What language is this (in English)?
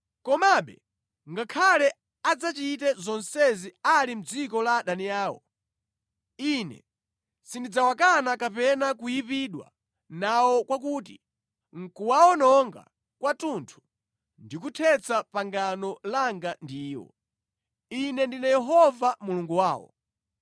Nyanja